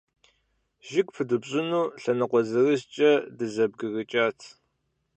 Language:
Kabardian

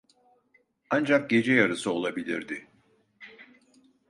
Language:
Turkish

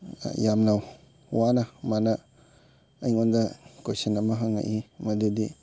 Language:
Manipuri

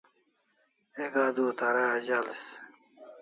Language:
Kalasha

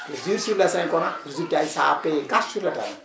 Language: Wolof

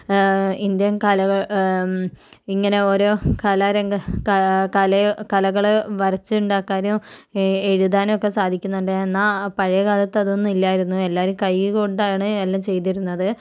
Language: Malayalam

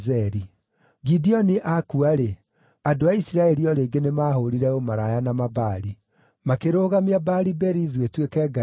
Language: Kikuyu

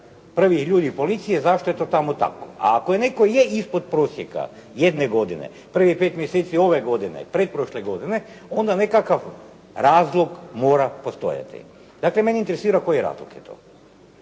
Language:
Croatian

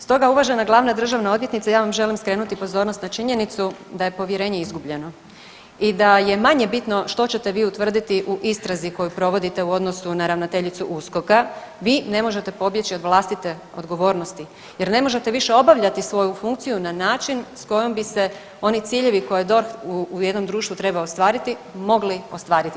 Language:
Croatian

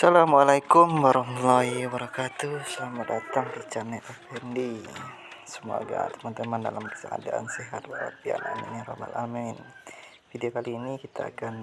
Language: Indonesian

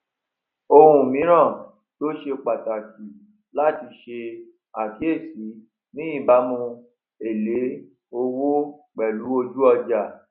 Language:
Yoruba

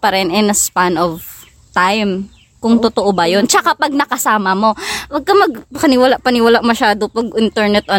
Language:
Filipino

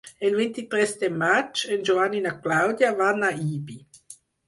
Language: Catalan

